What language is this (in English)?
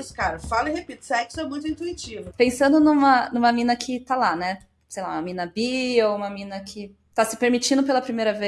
Portuguese